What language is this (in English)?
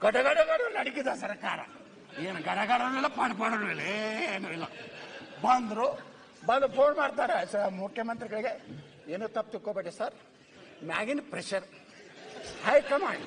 Kannada